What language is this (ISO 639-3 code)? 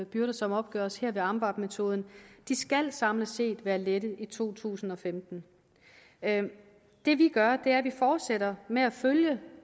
dan